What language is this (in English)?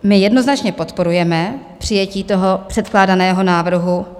Czech